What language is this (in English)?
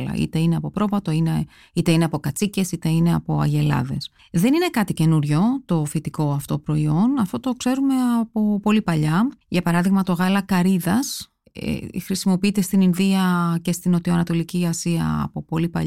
Greek